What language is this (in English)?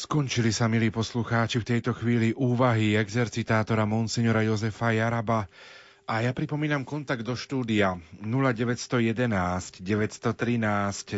Slovak